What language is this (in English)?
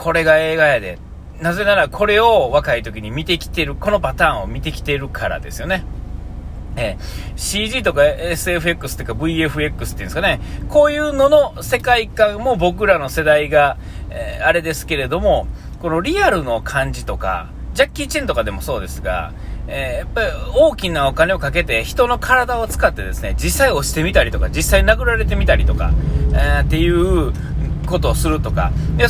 Japanese